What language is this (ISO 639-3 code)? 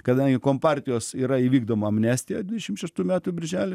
lit